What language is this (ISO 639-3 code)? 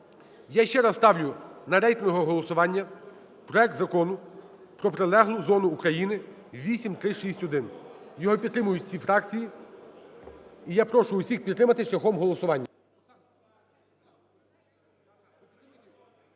ukr